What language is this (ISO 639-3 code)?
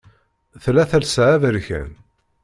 kab